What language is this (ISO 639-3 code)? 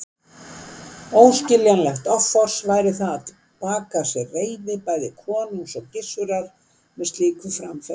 isl